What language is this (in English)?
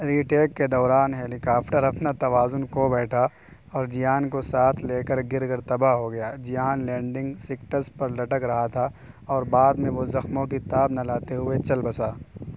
Urdu